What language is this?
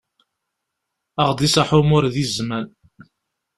Kabyle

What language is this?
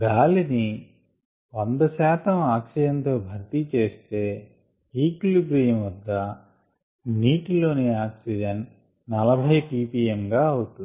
Telugu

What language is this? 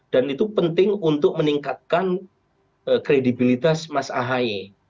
Indonesian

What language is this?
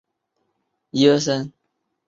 Chinese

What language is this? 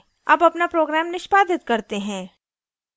Hindi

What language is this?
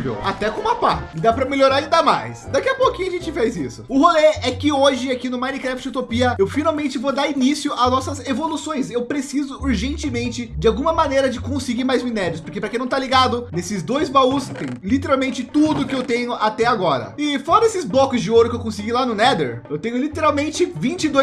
Portuguese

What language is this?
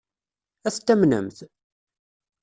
Kabyle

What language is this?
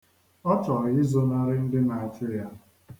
Igbo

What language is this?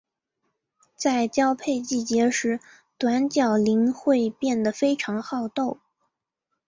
Chinese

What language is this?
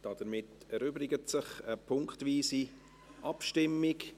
Swiss German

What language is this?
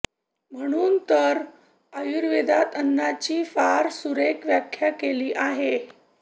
Marathi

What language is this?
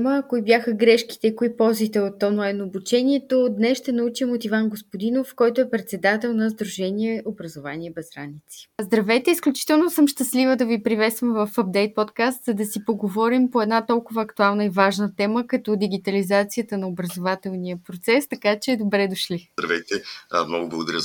Bulgarian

